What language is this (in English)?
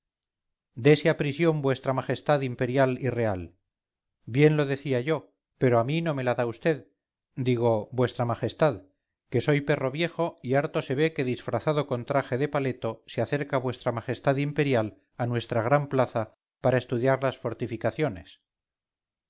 Spanish